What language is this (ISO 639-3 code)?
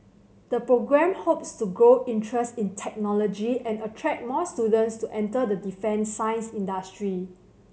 eng